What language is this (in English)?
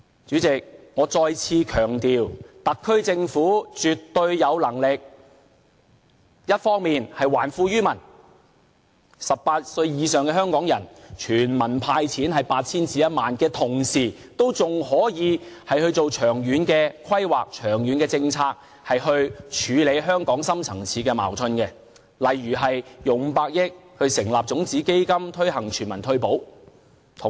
Cantonese